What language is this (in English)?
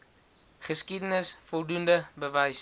Afrikaans